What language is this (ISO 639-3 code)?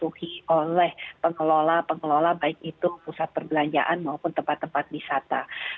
ind